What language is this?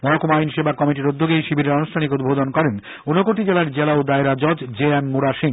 Bangla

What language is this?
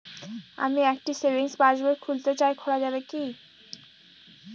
Bangla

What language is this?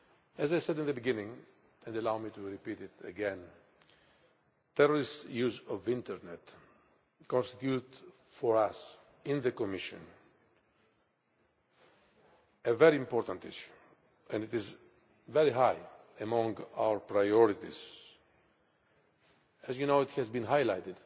English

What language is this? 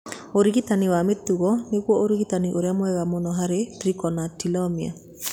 Kikuyu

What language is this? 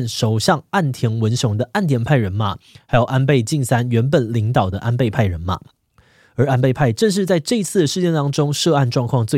Chinese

